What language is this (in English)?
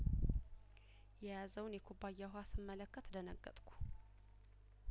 Amharic